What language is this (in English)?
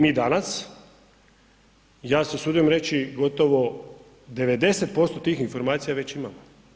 Croatian